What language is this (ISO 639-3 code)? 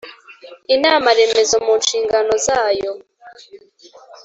kin